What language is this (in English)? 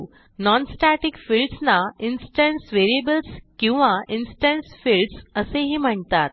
Marathi